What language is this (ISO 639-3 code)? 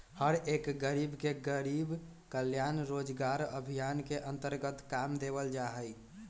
mag